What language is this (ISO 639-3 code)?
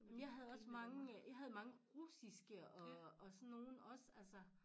dan